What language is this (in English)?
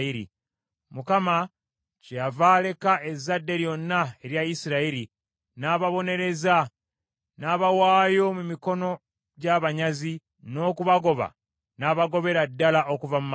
Ganda